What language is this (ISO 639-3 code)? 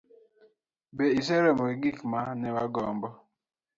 luo